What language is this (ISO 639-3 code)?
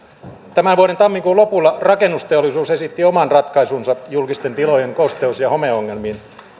fin